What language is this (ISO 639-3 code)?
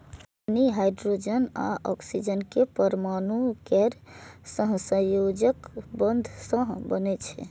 mai